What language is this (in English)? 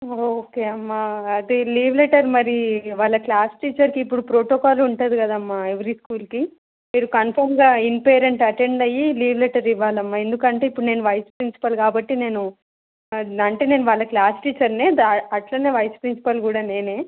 Telugu